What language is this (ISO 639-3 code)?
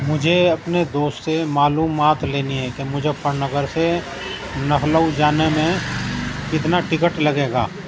urd